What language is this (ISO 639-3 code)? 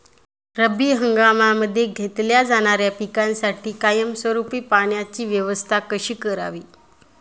mar